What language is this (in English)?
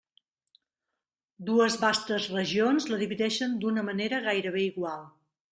Catalan